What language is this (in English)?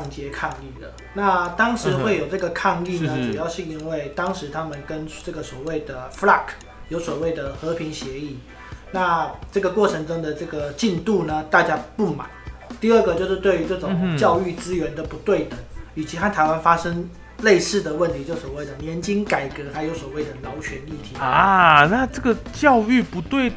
Chinese